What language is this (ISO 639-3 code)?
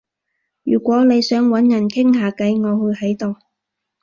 yue